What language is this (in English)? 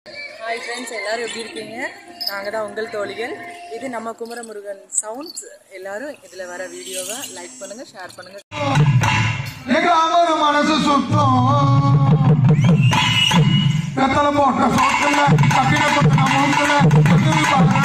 Arabic